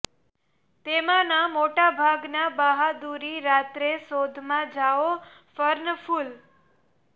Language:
Gujarati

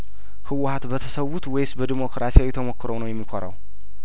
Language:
Amharic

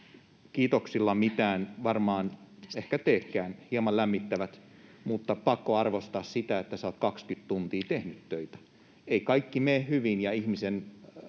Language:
Finnish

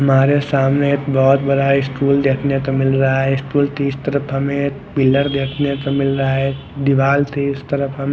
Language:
Hindi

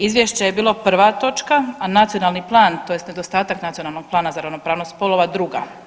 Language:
Croatian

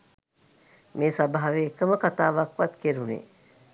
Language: Sinhala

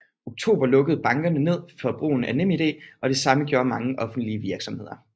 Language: Danish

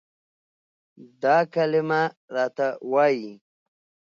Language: Pashto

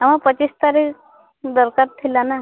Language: Odia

